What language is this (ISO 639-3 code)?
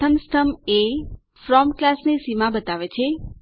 guj